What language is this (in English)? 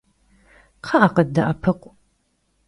Kabardian